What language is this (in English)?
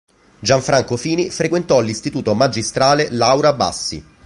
Italian